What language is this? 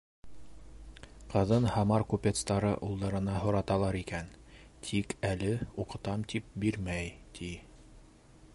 Bashkir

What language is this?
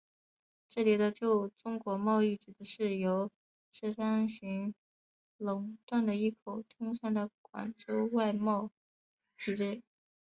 Chinese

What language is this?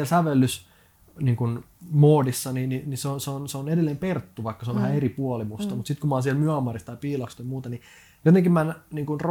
Finnish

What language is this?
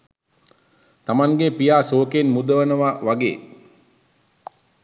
Sinhala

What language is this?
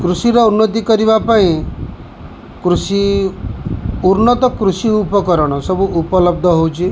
Odia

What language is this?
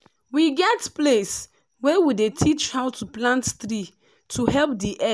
Nigerian Pidgin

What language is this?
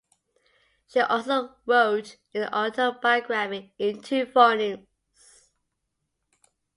English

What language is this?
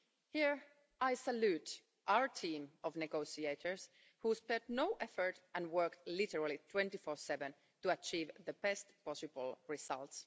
English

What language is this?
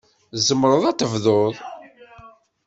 Kabyle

